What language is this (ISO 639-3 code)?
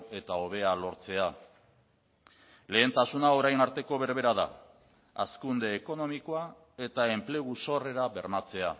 eus